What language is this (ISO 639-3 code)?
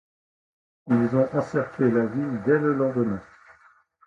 fra